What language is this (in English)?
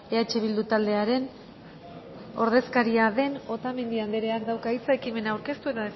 Basque